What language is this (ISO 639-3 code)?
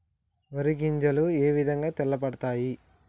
tel